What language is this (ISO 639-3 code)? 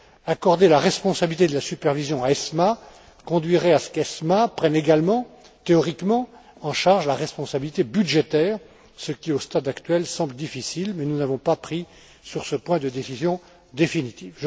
fra